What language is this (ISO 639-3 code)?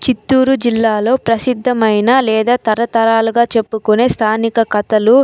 tel